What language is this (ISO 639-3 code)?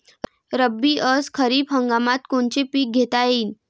mar